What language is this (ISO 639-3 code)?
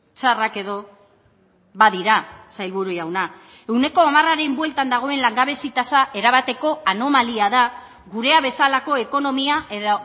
eus